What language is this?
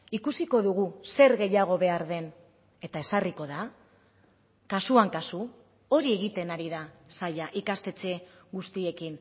Basque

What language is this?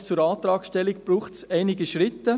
Swiss German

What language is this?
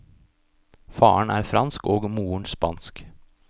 Norwegian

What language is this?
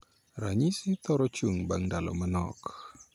Luo (Kenya and Tanzania)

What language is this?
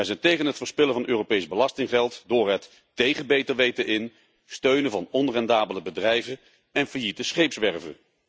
Dutch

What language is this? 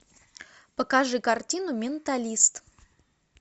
Russian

